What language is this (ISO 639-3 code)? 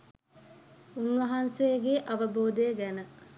sin